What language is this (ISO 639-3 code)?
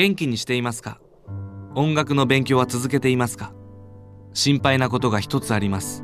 jpn